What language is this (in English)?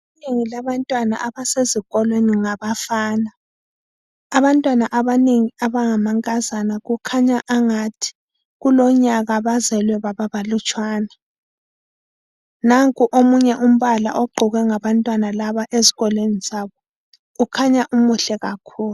North Ndebele